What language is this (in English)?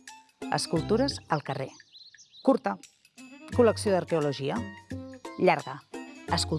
Catalan